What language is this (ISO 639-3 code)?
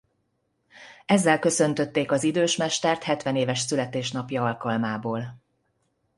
hun